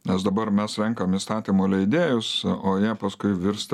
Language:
Lithuanian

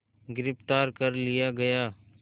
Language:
Hindi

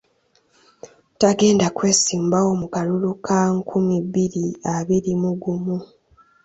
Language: Ganda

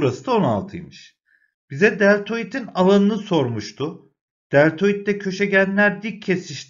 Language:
Turkish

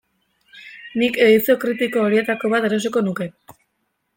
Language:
Basque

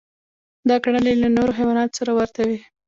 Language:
Pashto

